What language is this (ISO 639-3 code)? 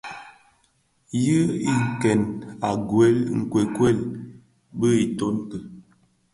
ksf